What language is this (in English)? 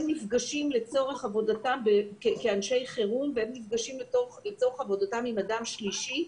Hebrew